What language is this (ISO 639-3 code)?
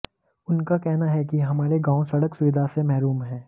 hin